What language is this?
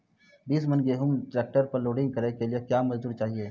Maithili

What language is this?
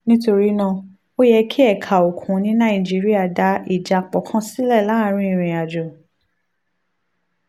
Yoruba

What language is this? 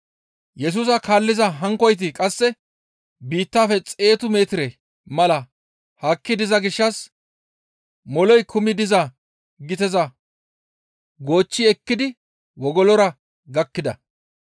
Gamo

